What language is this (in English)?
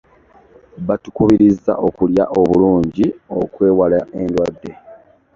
Ganda